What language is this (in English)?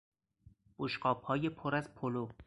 Persian